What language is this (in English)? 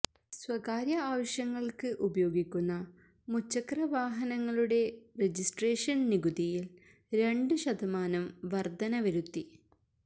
Malayalam